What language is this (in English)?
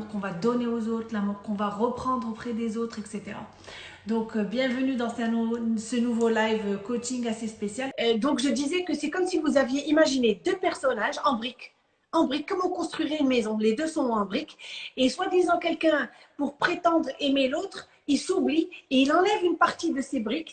French